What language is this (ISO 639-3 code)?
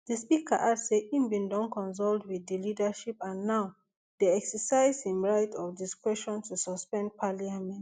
pcm